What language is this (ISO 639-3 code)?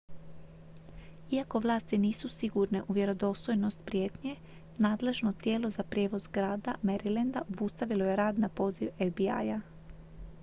hrv